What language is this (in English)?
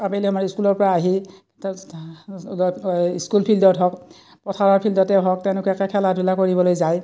Assamese